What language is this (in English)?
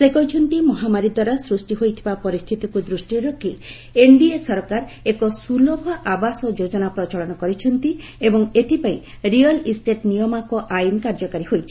Odia